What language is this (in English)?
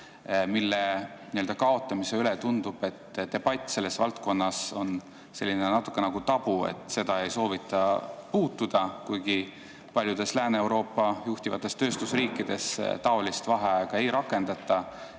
Estonian